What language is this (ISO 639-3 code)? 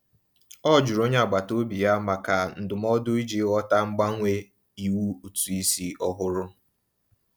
ibo